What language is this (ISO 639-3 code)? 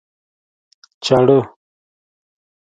pus